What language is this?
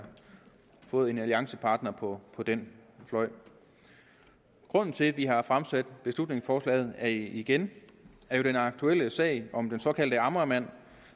Danish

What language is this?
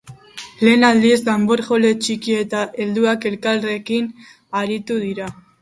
Basque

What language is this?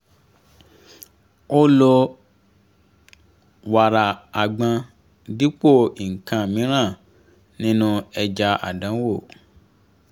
Yoruba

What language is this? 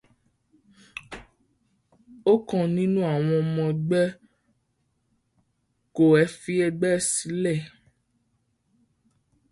Yoruba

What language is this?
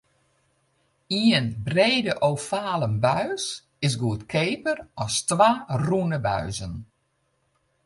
Western Frisian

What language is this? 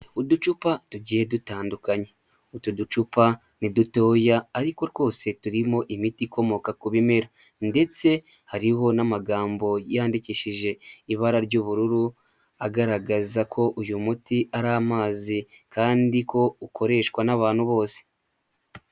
Kinyarwanda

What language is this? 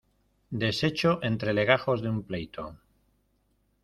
Spanish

